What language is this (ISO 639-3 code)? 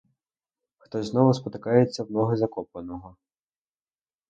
ukr